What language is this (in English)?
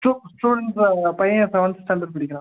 Tamil